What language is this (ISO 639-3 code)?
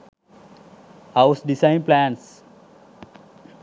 sin